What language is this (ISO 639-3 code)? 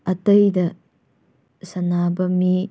mni